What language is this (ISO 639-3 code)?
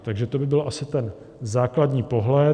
ces